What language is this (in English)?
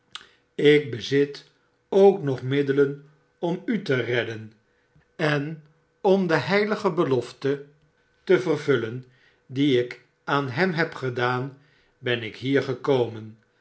Dutch